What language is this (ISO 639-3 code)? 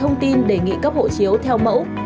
vie